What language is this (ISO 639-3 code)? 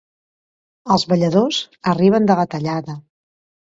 cat